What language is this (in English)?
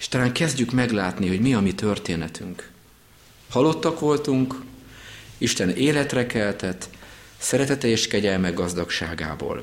Hungarian